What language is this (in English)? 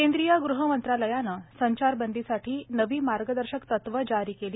Marathi